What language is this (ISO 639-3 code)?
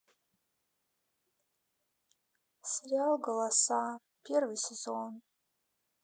rus